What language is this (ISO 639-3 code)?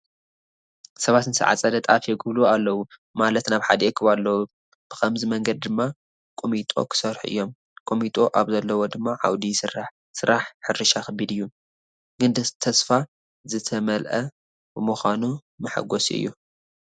tir